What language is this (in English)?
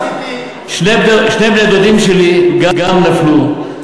Hebrew